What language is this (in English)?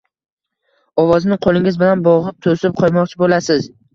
Uzbek